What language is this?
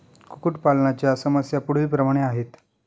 Marathi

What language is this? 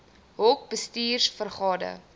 Afrikaans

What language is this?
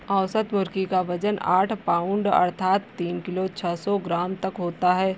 Hindi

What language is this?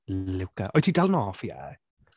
Welsh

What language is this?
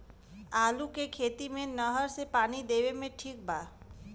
Bhojpuri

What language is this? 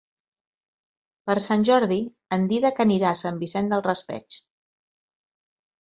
Catalan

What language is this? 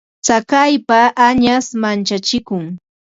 Ambo-Pasco Quechua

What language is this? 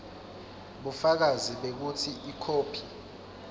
Swati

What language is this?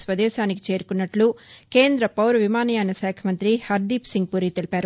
Telugu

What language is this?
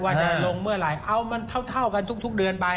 Thai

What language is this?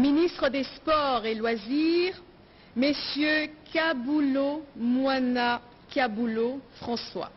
French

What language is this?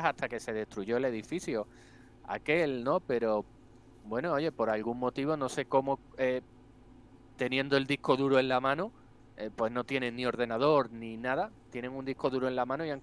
Spanish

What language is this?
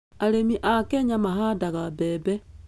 Kikuyu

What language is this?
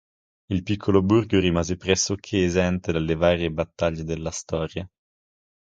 Italian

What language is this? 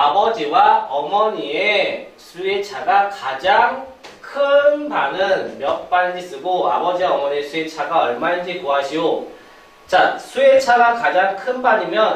Korean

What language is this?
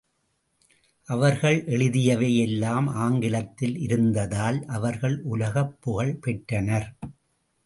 Tamil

